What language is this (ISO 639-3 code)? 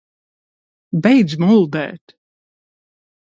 lav